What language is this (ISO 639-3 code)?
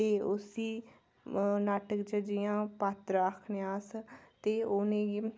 doi